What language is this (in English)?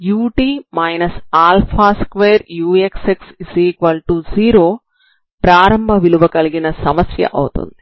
Telugu